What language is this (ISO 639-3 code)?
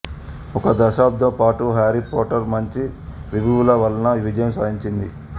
tel